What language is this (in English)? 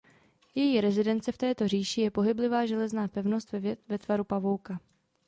Czech